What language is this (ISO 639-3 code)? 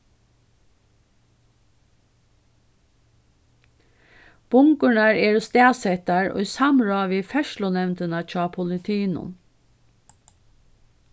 fao